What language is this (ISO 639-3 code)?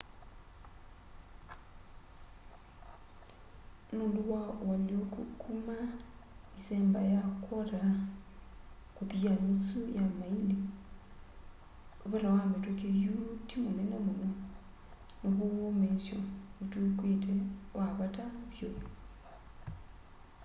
kam